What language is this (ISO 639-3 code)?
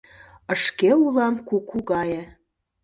chm